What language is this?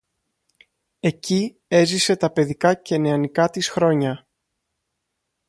Greek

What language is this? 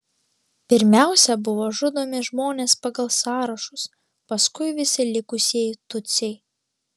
Lithuanian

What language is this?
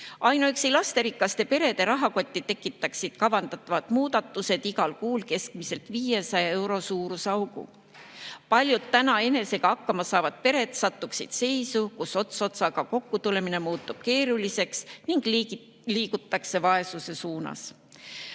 Estonian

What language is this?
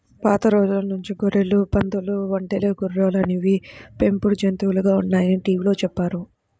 Telugu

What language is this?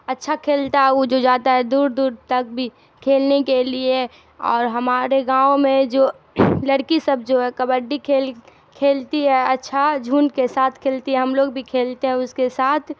Urdu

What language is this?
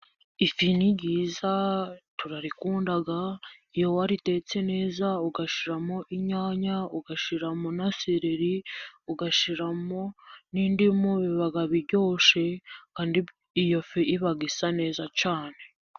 Kinyarwanda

